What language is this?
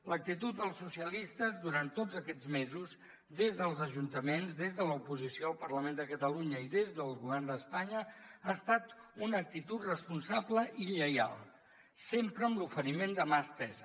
Catalan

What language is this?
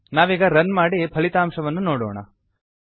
Kannada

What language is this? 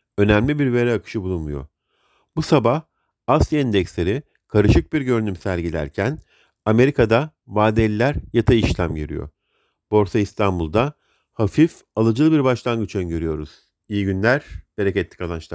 Turkish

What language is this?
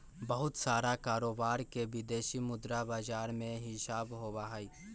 Magahi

